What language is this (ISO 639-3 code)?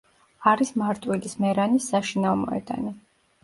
kat